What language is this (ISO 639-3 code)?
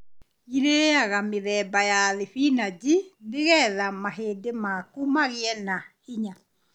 kik